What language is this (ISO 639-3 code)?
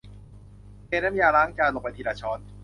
tha